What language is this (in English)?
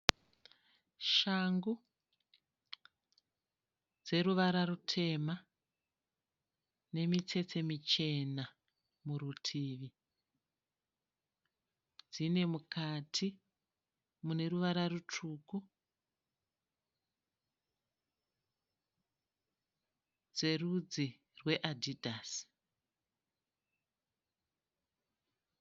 Shona